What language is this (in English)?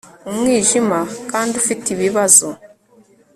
Kinyarwanda